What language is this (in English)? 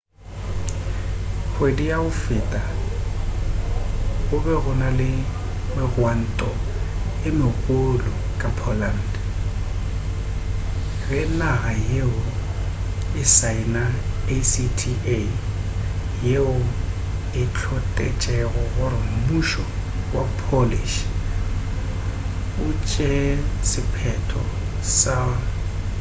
Northern Sotho